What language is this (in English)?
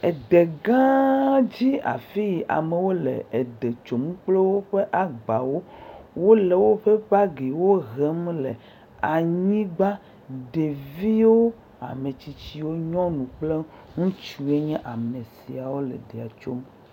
Ewe